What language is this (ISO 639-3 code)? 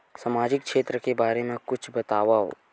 hne